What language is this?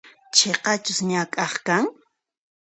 Puno Quechua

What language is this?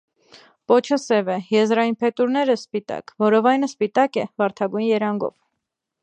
Armenian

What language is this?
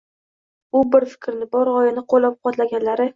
Uzbek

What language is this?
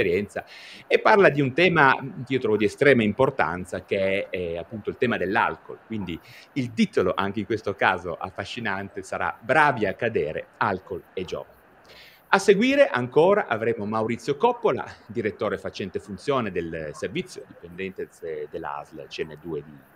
Italian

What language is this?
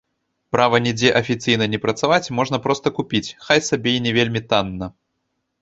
Belarusian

